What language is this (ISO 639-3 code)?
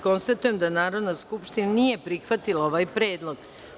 srp